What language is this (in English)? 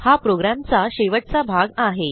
Marathi